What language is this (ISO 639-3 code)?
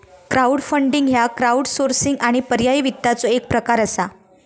mar